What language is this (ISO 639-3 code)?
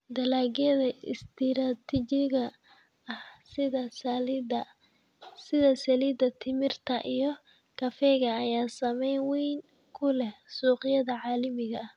som